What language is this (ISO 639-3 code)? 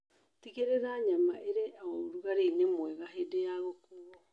kik